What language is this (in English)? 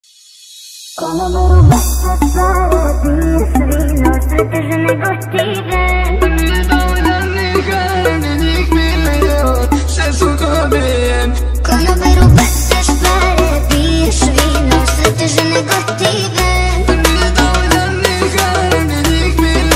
Romanian